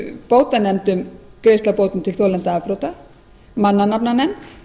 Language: Icelandic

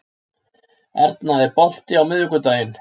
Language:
Icelandic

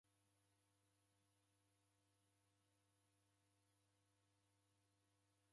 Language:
Taita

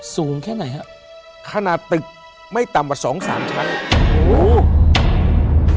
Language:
Thai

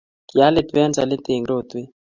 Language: Kalenjin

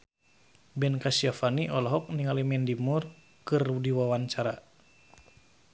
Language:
Sundanese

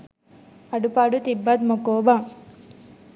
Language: Sinhala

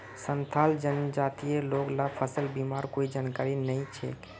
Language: Magahi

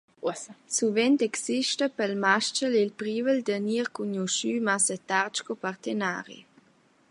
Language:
Romansh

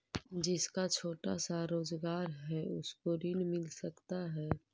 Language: Magahi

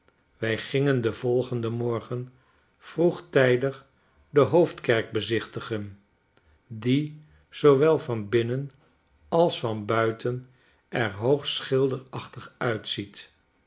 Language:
Dutch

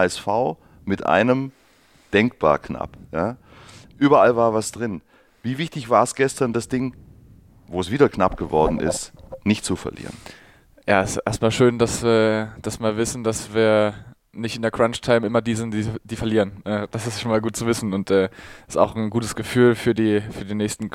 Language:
German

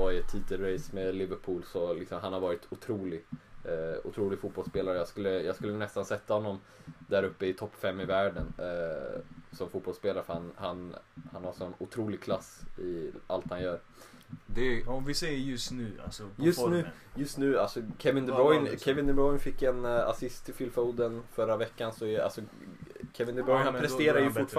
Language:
Swedish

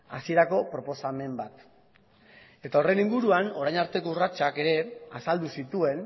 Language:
Basque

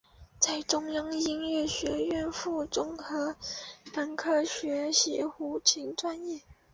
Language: Chinese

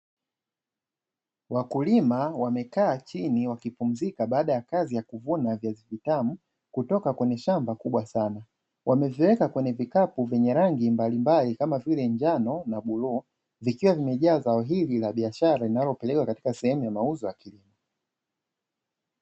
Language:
Swahili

